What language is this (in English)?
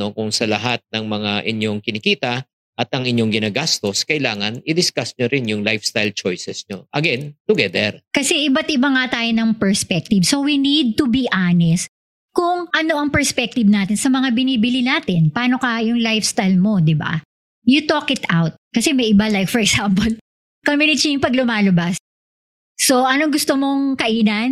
Filipino